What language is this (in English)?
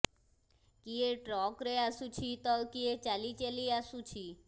Odia